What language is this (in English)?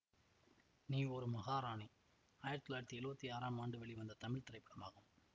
Tamil